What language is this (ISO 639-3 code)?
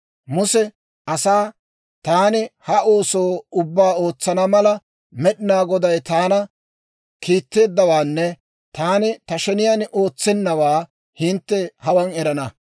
dwr